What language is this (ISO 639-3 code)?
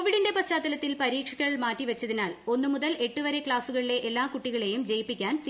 mal